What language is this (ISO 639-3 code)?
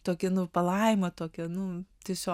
lit